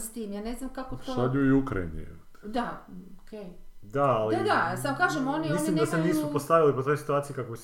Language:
Croatian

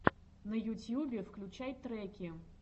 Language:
Russian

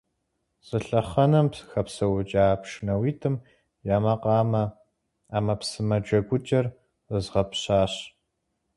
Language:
Kabardian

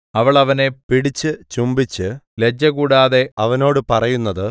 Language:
Malayalam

